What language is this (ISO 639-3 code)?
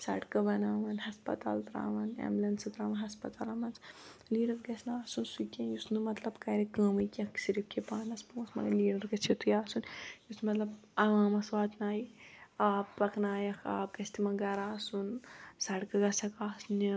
kas